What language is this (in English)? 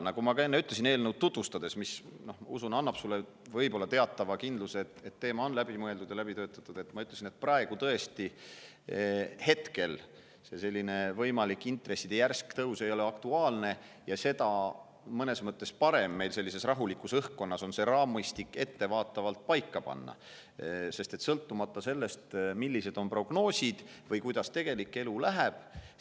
Estonian